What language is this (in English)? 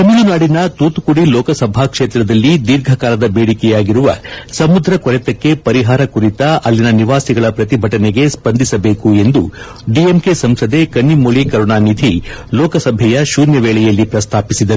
Kannada